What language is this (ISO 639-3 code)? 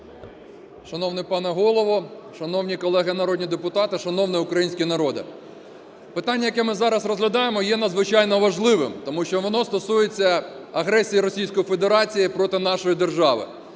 ukr